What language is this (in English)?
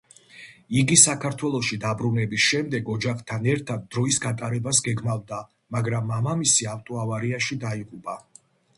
Georgian